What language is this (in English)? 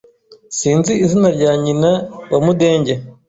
Kinyarwanda